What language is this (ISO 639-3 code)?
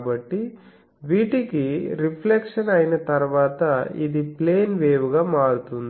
tel